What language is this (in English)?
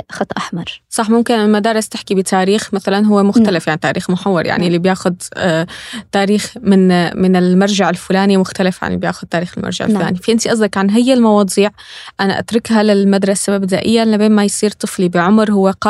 Arabic